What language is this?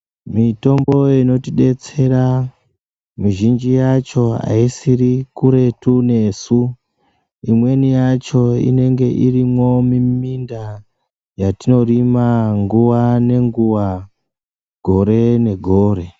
Ndau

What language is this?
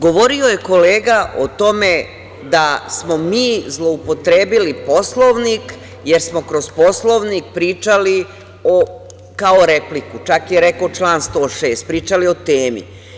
Serbian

